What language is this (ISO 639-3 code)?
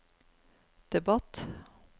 nor